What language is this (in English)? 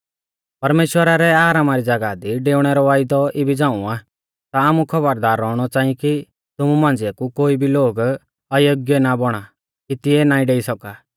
Mahasu Pahari